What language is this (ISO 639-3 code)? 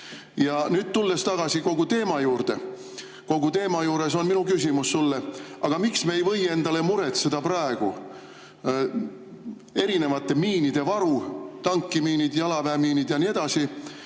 est